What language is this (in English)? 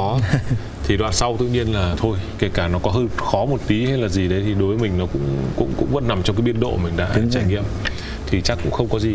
Vietnamese